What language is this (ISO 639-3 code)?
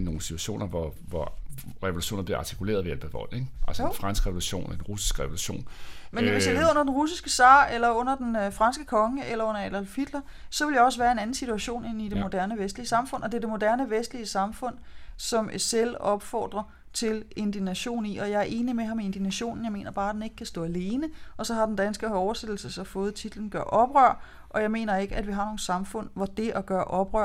dan